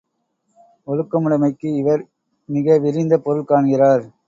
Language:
Tamil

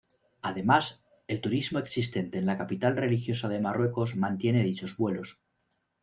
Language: Spanish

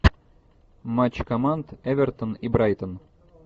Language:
Russian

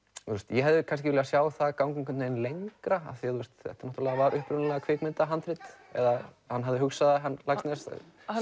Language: Icelandic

